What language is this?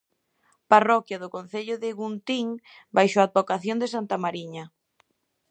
Galician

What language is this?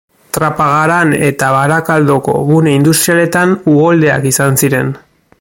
Basque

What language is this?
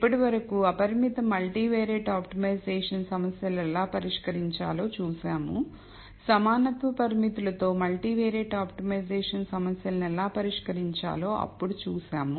Telugu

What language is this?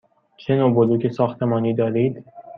Persian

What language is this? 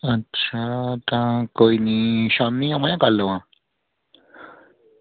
Dogri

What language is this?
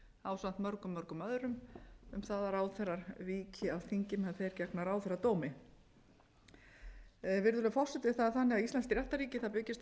Icelandic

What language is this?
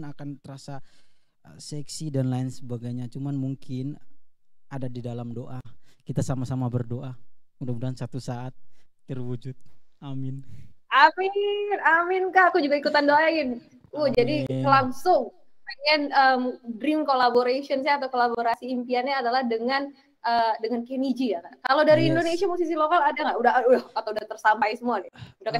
Indonesian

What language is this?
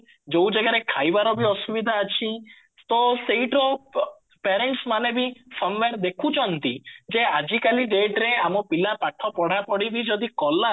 Odia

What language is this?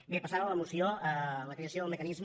Catalan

